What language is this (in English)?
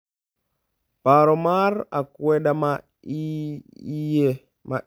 Luo (Kenya and Tanzania)